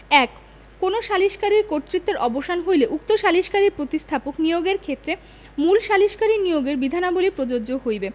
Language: Bangla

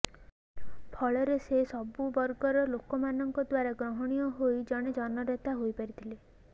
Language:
Odia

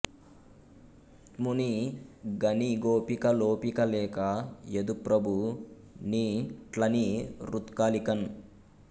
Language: Telugu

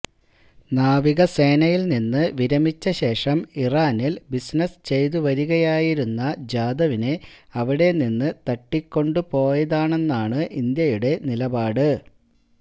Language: Malayalam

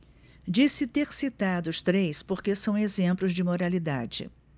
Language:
Portuguese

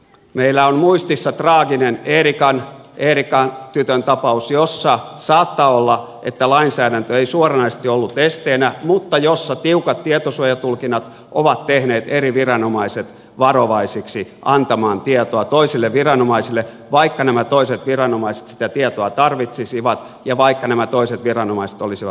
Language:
Finnish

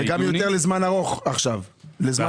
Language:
Hebrew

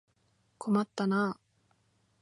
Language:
Japanese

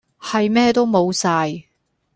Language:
Cantonese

